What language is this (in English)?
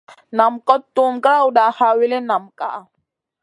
Masana